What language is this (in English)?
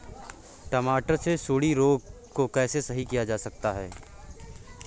Hindi